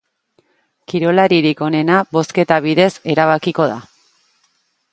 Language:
Basque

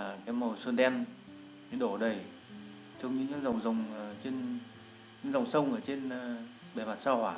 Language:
Vietnamese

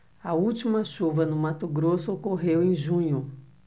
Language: Portuguese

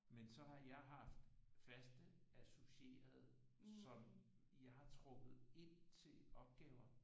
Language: Danish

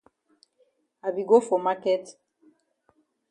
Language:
Cameroon Pidgin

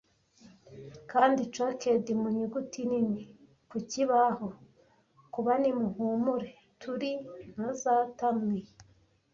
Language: Kinyarwanda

